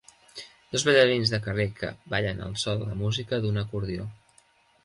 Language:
Catalan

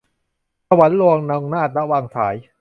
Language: Thai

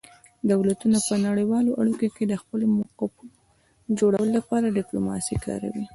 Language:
Pashto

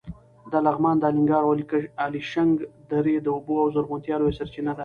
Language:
Pashto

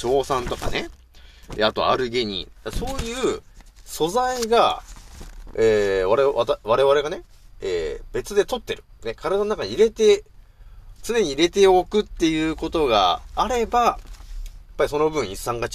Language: Japanese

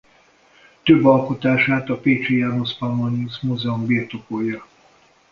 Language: Hungarian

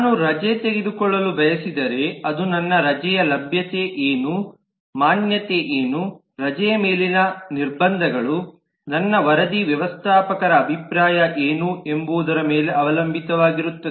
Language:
Kannada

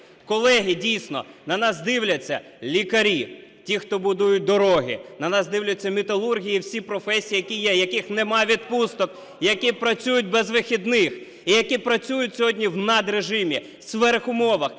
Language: Ukrainian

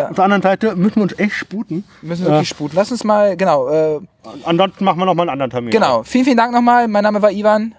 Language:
German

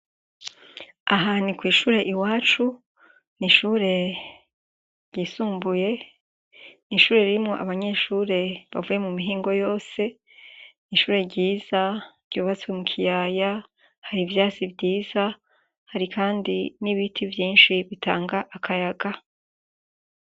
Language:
Rundi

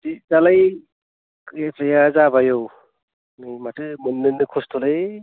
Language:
Bodo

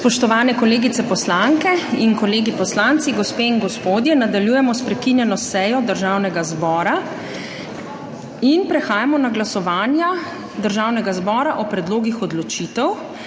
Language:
Slovenian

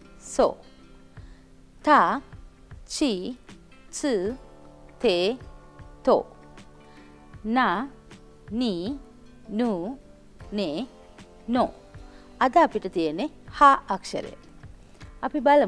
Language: Japanese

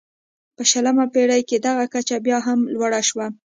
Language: Pashto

